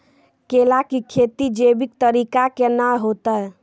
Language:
Maithili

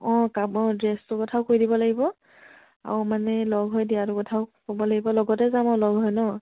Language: Assamese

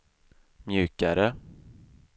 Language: Swedish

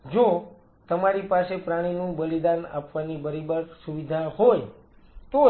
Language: Gujarati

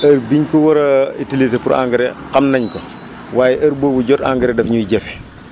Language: Wolof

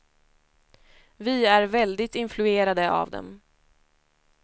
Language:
Swedish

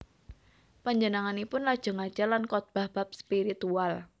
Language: Javanese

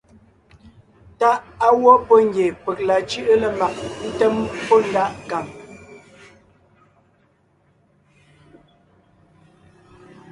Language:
Ngiemboon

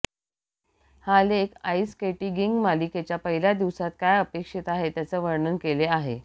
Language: Marathi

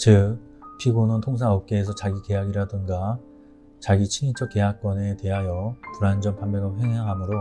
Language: Korean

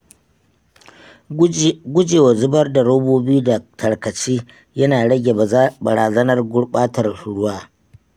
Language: Hausa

